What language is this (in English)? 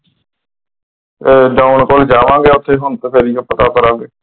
Punjabi